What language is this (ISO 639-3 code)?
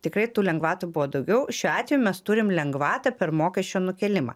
lit